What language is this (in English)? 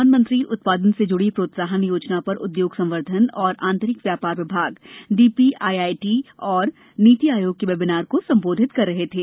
Hindi